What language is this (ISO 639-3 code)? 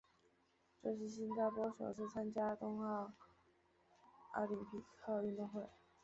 zho